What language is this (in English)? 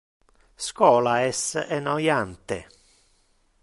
Interlingua